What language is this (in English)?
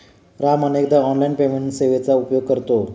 Marathi